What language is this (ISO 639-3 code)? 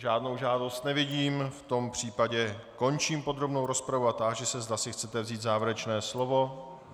ces